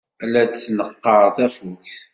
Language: Kabyle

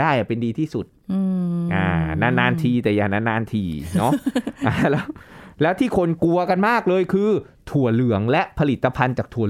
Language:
Thai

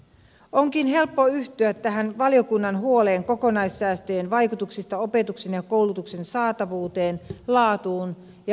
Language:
Finnish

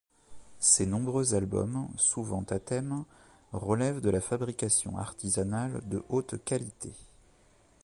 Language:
French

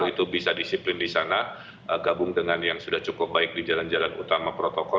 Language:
Indonesian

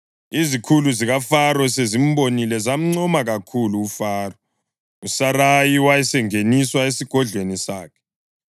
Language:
North Ndebele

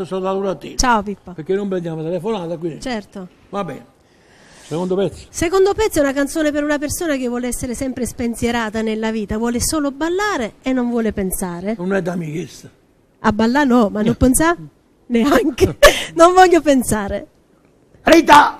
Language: Italian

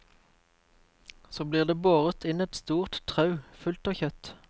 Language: Norwegian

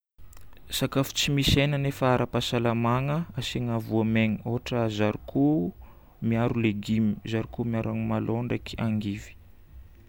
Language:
Northern Betsimisaraka Malagasy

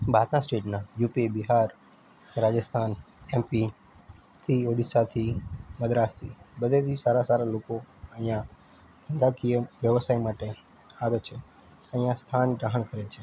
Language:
Gujarati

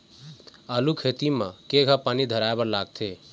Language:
Chhattisgarhi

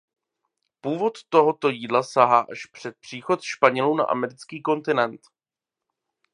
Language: Czech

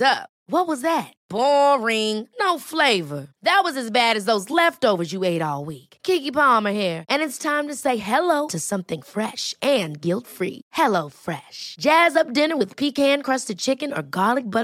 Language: Swedish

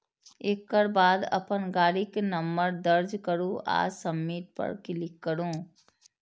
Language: Maithili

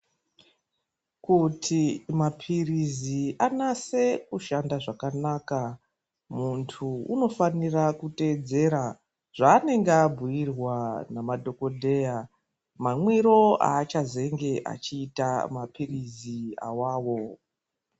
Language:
Ndau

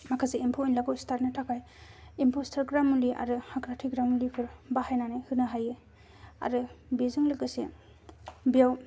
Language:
Bodo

